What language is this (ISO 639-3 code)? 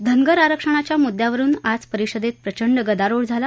mar